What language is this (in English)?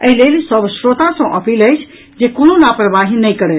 Maithili